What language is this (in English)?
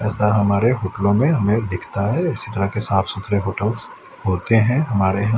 Hindi